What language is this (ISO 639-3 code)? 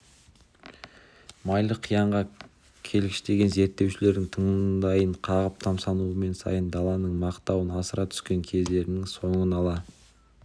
kaz